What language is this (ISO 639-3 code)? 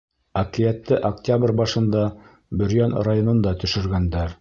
bak